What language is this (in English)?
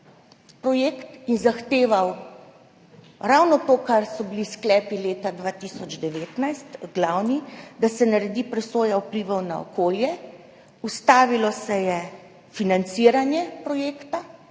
Slovenian